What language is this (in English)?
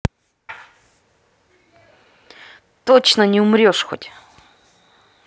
Russian